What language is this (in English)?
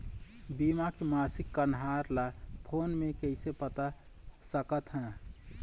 Chhattisgarhi